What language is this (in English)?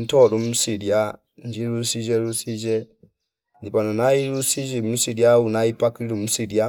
Fipa